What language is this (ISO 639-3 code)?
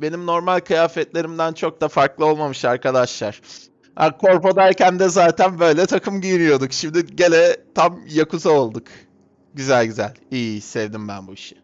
tur